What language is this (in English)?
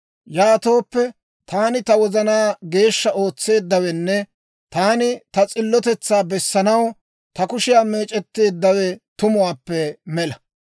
Dawro